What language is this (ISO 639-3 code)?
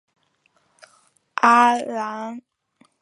zho